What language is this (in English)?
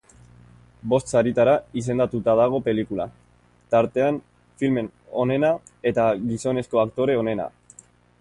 Basque